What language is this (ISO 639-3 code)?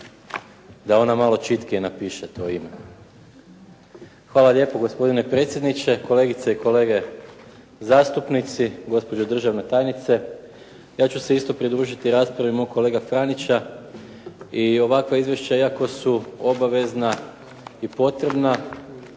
hrv